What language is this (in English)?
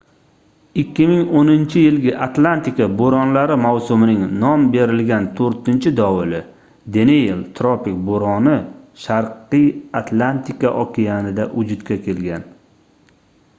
Uzbek